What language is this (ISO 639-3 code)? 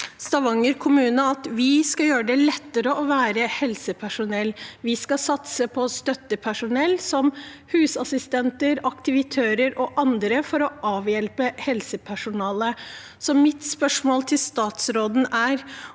nor